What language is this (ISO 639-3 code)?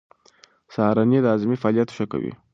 pus